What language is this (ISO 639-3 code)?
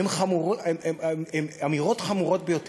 heb